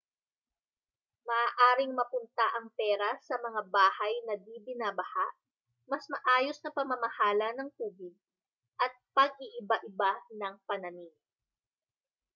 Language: Filipino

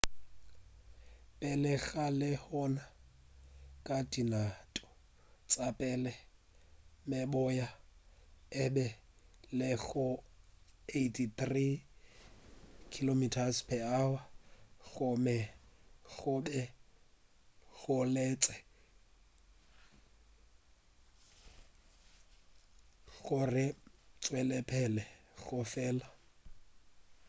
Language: Northern Sotho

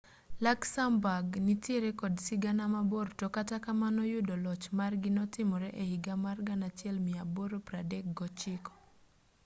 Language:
Luo (Kenya and Tanzania)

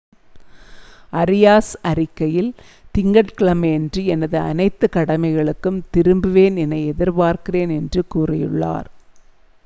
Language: Tamil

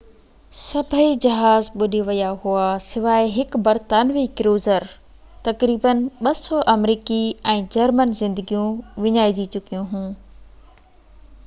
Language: Sindhi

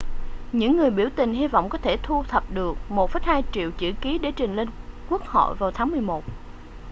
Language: Vietnamese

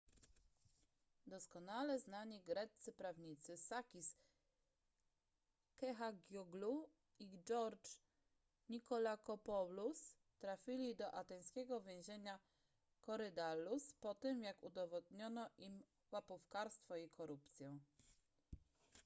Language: Polish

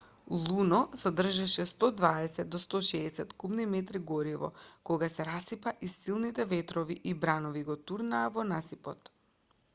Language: Macedonian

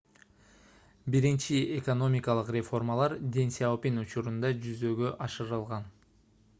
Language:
Kyrgyz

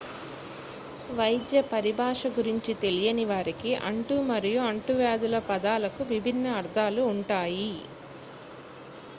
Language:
Telugu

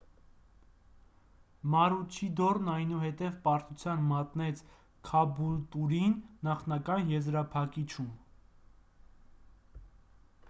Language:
Armenian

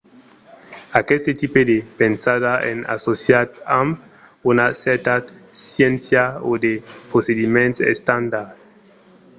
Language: Occitan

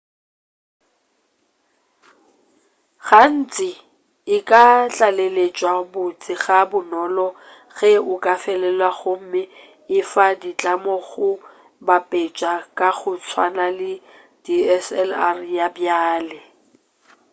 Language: Northern Sotho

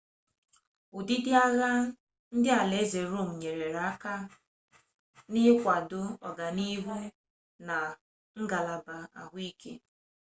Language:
Igbo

